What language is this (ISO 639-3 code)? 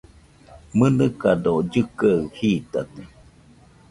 hux